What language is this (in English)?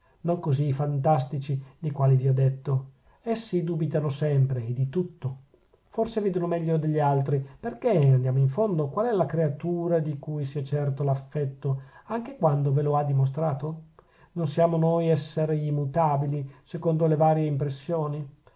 Italian